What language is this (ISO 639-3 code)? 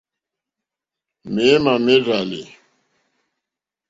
bri